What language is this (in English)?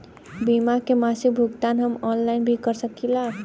Bhojpuri